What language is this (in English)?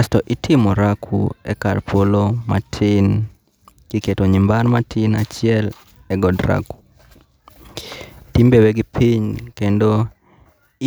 Luo (Kenya and Tanzania)